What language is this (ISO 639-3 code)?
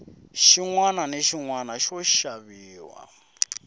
tso